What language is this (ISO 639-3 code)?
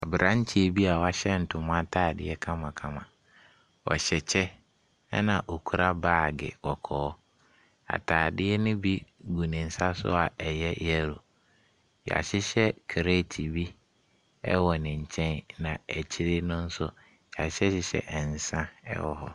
aka